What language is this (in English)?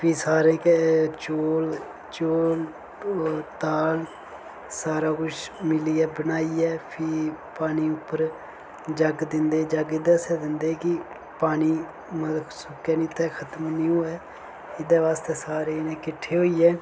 Dogri